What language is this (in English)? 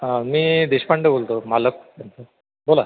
Marathi